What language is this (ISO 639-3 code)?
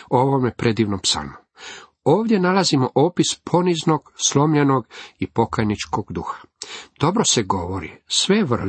hrv